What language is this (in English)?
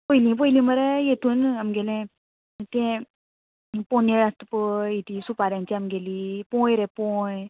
Konkani